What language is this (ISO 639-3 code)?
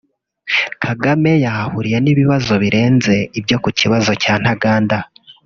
kin